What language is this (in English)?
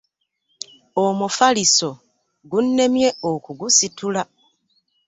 Ganda